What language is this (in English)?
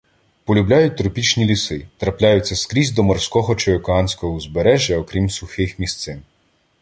Ukrainian